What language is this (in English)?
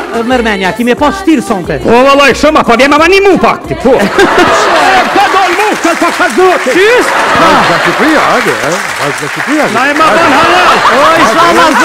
Romanian